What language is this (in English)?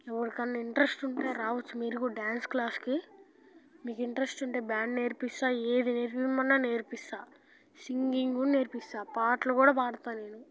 Telugu